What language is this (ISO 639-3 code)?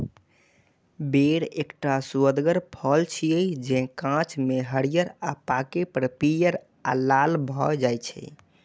mai